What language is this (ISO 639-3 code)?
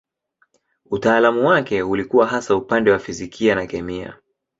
swa